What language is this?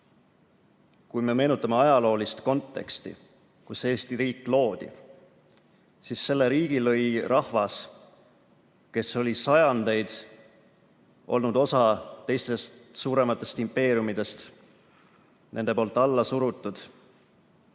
Estonian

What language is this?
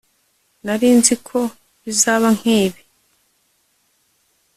Kinyarwanda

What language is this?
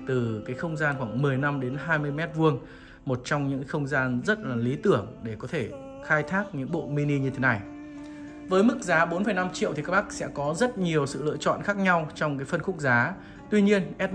Vietnamese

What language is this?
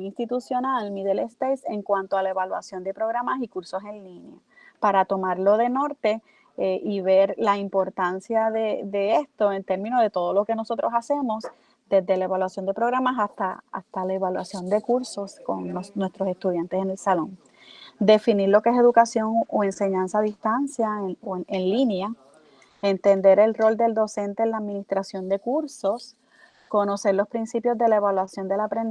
Spanish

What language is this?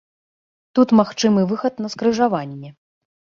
Belarusian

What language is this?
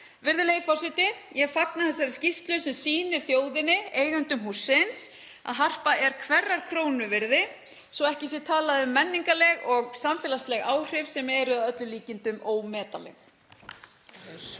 Icelandic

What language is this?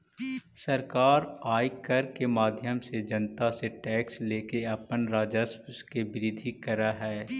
Magahi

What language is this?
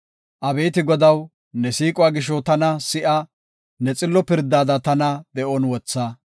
Gofa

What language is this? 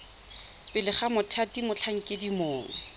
Tswana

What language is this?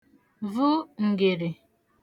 Igbo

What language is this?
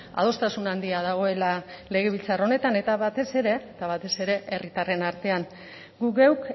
Basque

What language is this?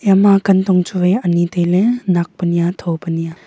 Wancho Naga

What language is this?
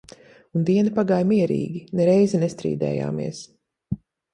Latvian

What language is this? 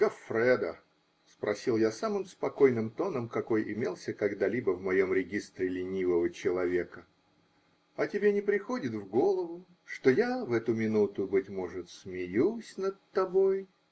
Russian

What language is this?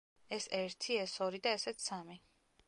Georgian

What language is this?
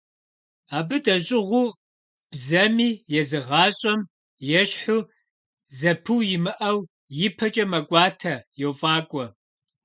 Kabardian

